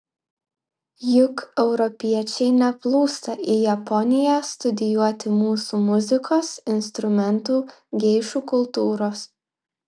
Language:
Lithuanian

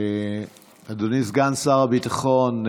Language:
Hebrew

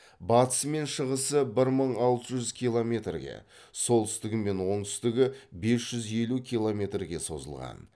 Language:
Kazakh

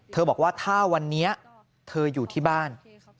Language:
Thai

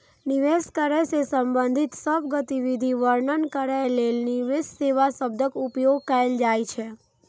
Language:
Maithili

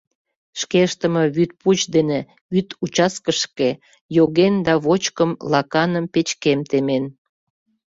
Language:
Mari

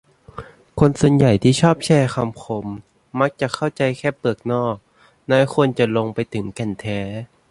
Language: Thai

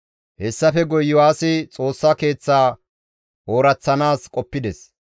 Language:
Gamo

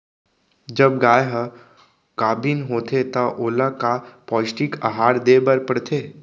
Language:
Chhattisgarhi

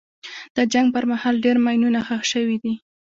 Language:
Pashto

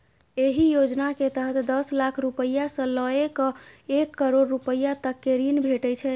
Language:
Maithili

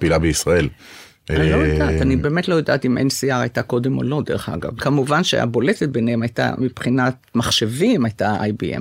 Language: Hebrew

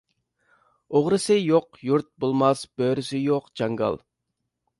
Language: Uyghur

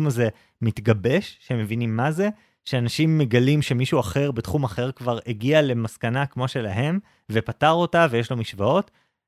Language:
Hebrew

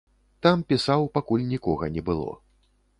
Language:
Belarusian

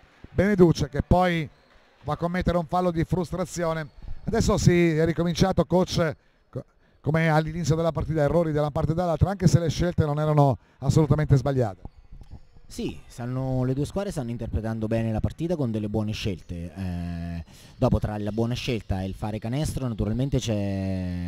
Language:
Italian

